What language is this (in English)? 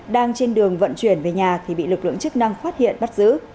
Vietnamese